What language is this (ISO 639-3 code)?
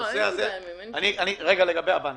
heb